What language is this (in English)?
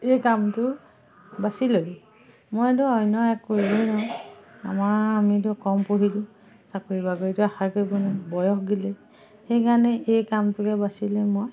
Assamese